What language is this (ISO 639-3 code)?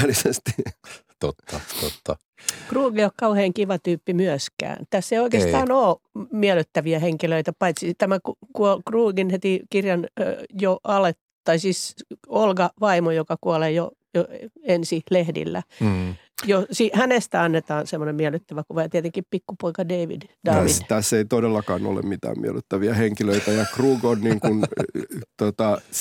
fin